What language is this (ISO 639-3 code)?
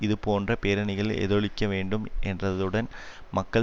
tam